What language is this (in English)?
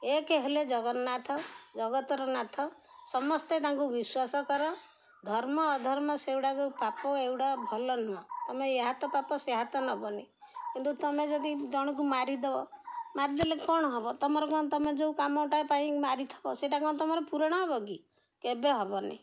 Odia